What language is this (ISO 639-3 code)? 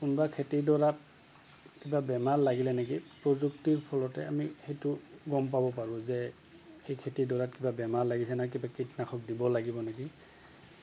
asm